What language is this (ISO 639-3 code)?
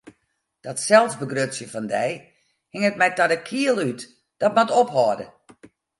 fry